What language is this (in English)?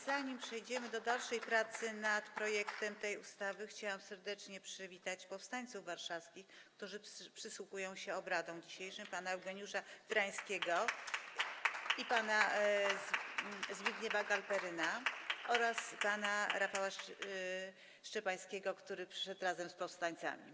Polish